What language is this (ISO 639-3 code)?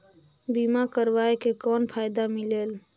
hne